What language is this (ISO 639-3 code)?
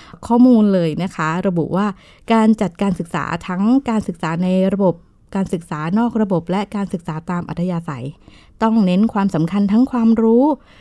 tha